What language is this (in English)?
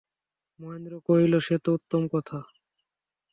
Bangla